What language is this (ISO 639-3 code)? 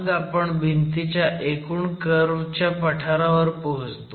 mar